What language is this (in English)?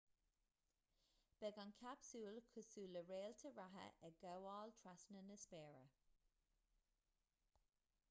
Irish